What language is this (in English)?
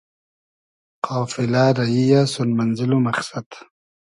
Hazaragi